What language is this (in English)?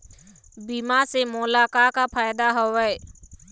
Chhattisgarhi